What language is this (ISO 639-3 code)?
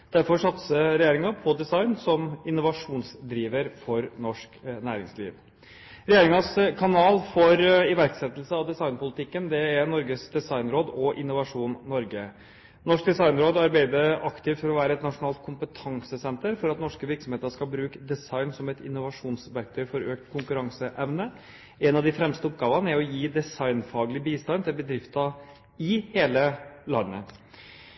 nob